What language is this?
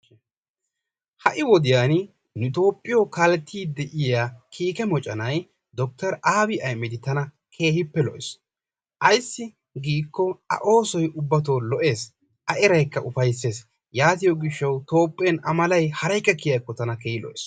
Wolaytta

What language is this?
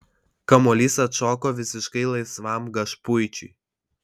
Lithuanian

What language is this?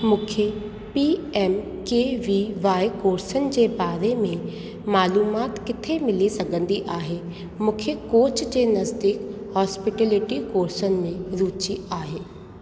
Sindhi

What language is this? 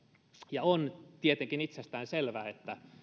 Finnish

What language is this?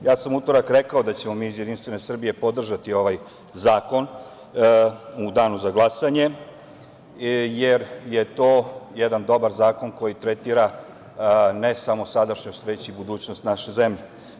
Serbian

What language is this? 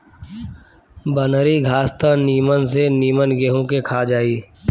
Bhojpuri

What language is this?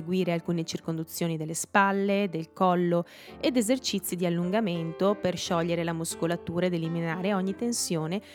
Italian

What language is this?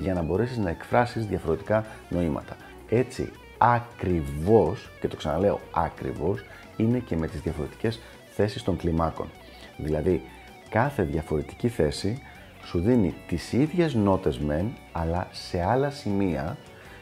Greek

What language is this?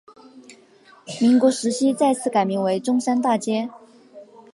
Chinese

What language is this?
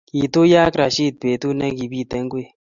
Kalenjin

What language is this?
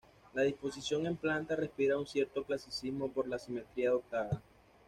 Spanish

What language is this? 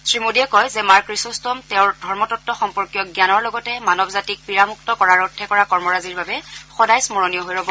Assamese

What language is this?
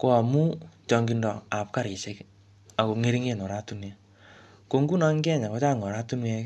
Kalenjin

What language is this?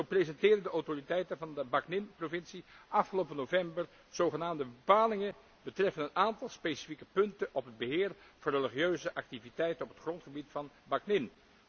Dutch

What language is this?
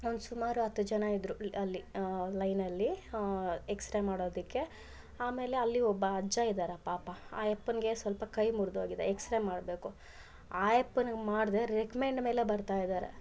Kannada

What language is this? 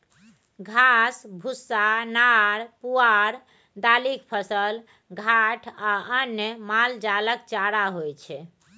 Maithili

